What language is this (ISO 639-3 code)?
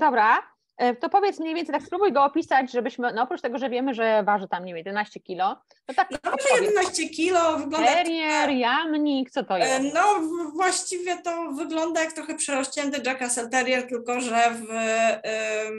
pol